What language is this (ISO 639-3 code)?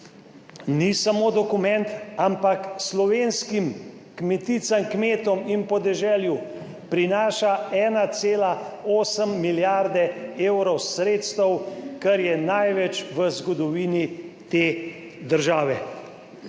slv